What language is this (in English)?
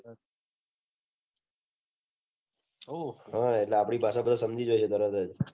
Gujarati